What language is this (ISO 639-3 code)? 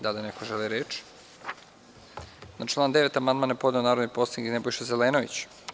srp